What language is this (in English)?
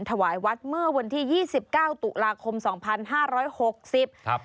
Thai